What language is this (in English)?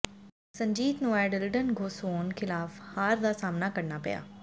Punjabi